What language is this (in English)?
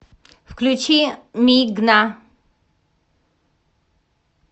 Russian